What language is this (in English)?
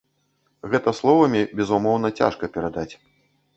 Belarusian